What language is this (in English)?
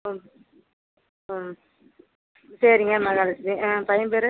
Tamil